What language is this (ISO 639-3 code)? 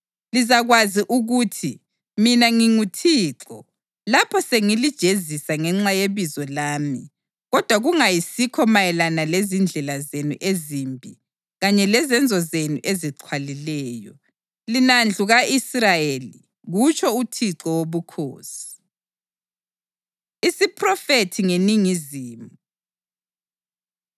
nde